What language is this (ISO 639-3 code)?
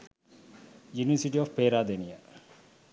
sin